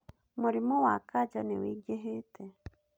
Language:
Kikuyu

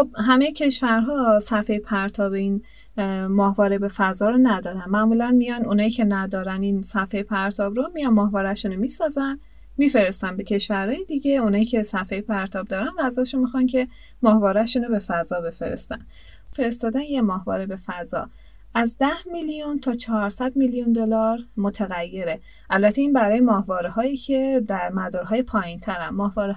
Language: Persian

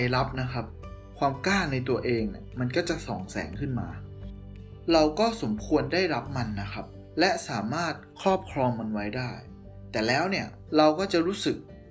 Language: Thai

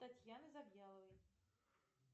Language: Russian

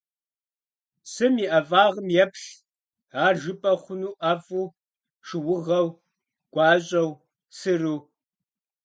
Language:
Kabardian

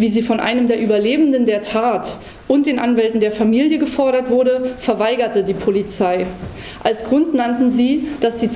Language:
German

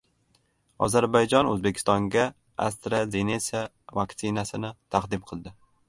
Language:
Uzbek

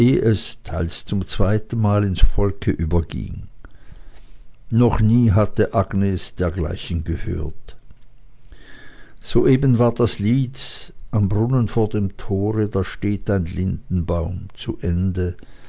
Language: German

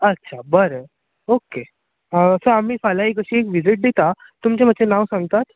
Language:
Konkani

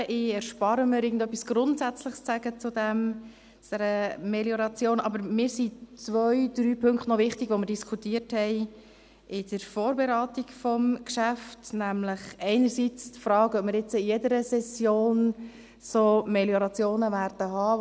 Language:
Swiss German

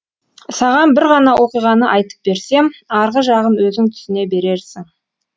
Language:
Kazakh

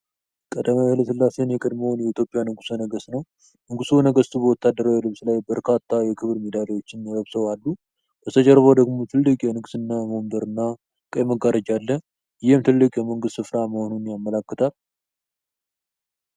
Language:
Amharic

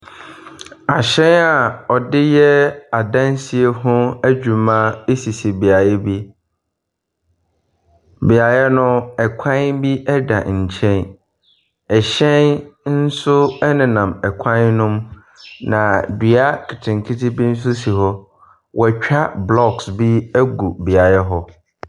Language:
Akan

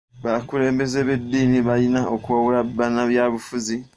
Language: Ganda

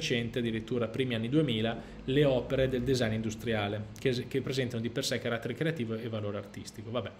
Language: Italian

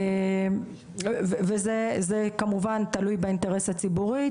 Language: Hebrew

